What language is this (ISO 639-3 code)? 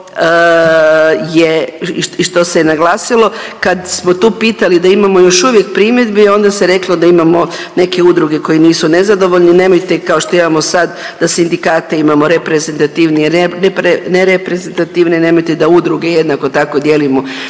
hrv